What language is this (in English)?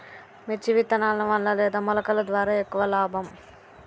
Telugu